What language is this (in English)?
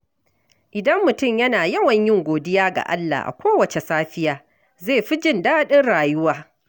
Hausa